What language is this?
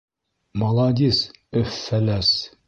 Bashkir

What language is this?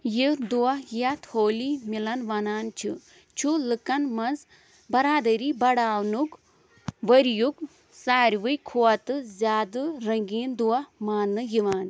Kashmiri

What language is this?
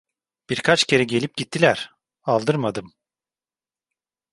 Turkish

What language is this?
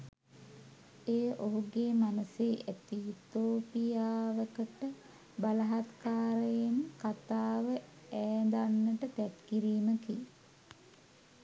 Sinhala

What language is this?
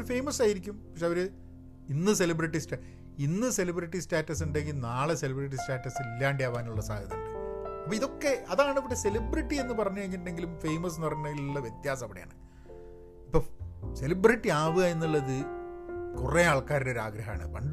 Malayalam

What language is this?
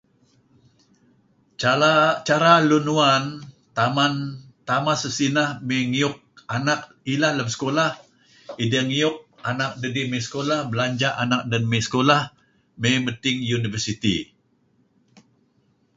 Kelabit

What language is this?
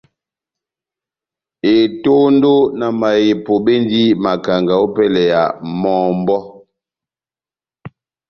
Batanga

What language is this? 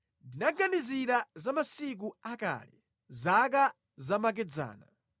Nyanja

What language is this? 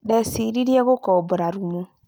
Kikuyu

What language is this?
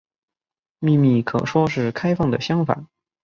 Chinese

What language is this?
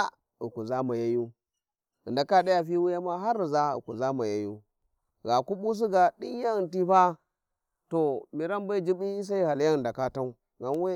Warji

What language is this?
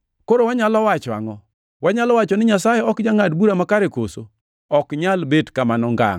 Luo (Kenya and Tanzania)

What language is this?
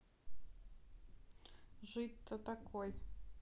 Russian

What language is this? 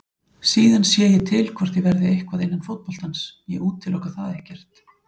Icelandic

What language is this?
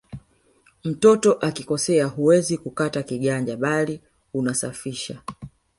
Swahili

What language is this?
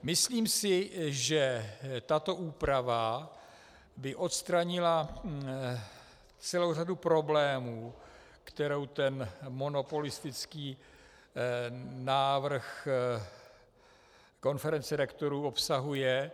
Czech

